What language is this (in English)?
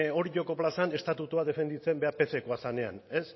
Basque